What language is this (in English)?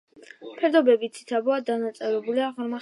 Georgian